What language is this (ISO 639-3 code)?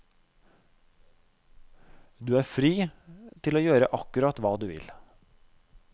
nor